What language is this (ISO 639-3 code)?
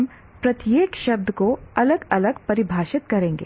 hin